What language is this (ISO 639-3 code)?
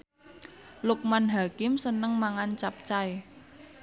jav